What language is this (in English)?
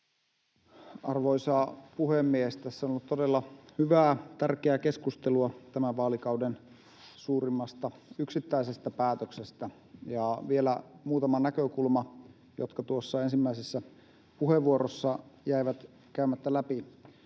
Finnish